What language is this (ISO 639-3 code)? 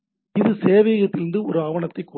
tam